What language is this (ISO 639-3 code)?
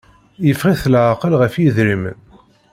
kab